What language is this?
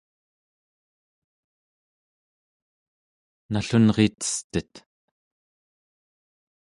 Central Yupik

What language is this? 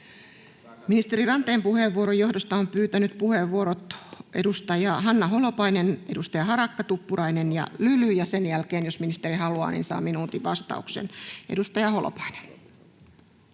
Finnish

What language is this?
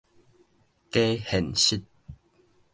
Min Nan Chinese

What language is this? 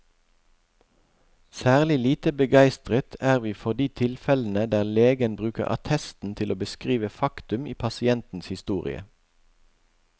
Norwegian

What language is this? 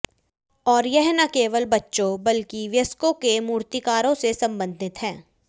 Hindi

